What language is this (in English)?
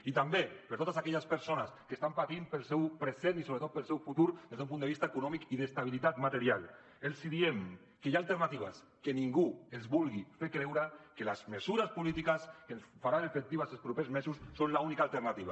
Catalan